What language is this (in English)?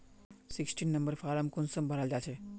Magahi